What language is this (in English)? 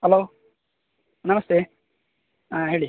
Kannada